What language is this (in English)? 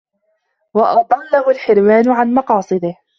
Arabic